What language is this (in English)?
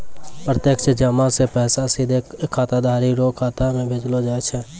Maithili